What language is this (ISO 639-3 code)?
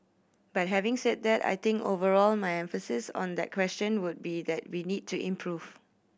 eng